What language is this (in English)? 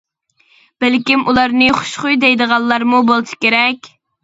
Uyghur